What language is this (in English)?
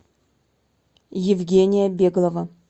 Russian